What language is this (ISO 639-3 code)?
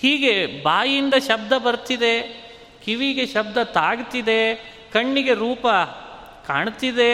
kan